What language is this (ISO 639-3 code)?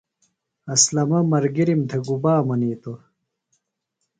phl